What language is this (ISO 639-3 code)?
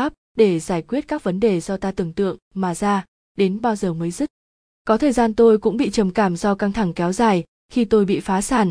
vie